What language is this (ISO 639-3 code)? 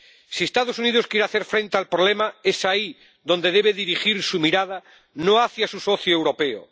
spa